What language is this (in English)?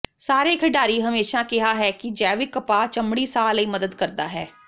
Punjabi